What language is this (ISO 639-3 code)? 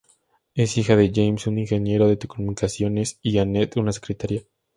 spa